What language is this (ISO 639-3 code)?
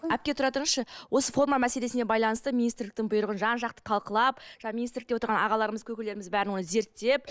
kaz